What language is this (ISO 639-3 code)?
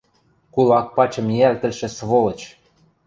mrj